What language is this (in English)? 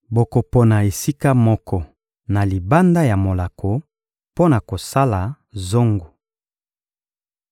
Lingala